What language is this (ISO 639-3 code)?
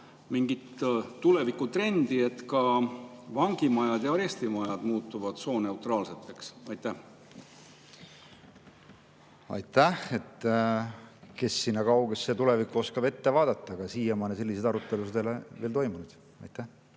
est